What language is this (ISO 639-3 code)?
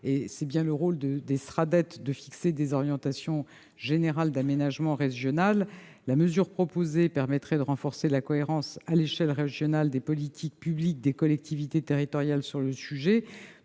fra